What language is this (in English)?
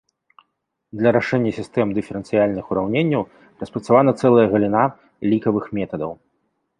Belarusian